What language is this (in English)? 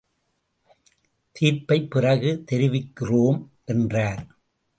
Tamil